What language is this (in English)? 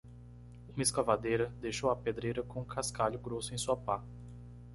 Portuguese